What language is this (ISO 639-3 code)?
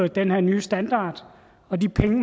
dan